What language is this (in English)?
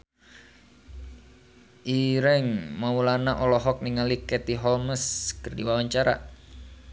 Sundanese